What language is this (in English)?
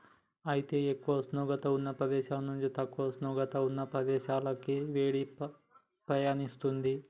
Telugu